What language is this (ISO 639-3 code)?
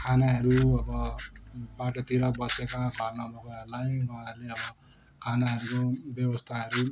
nep